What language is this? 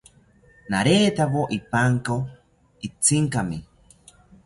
South Ucayali Ashéninka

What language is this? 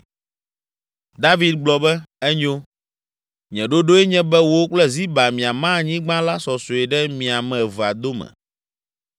Ewe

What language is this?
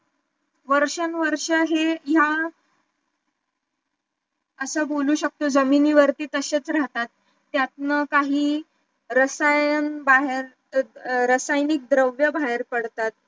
Marathi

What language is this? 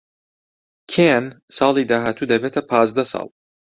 Central Kurdish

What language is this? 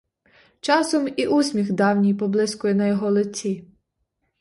Ukrainian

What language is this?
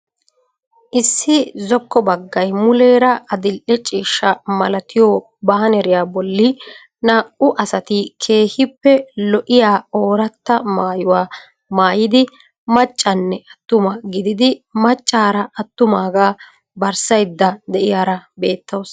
Wolaytta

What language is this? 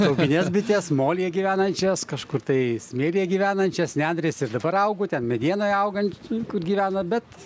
Lithuanian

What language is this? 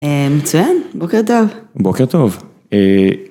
Hebrew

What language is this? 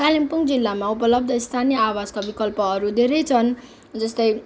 Nepali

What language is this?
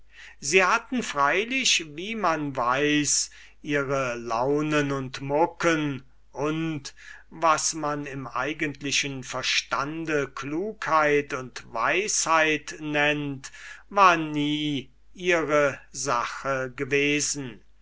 German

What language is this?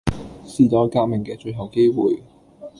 Cantonese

